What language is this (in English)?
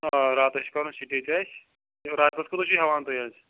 Kashmiri